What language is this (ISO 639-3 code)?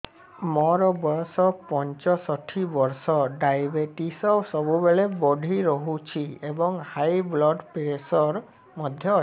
ori